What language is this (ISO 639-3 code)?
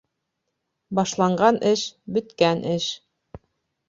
bak